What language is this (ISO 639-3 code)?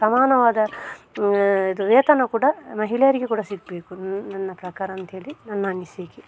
kan